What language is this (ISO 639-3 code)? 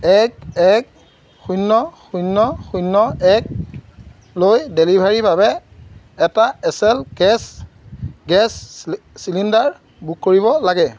asm